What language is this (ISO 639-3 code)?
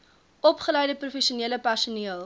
afr